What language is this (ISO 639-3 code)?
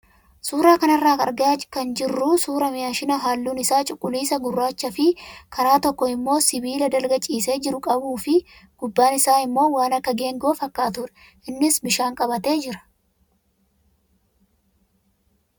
orm